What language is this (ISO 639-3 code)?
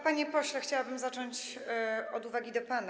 pol